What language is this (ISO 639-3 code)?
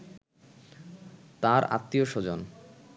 ben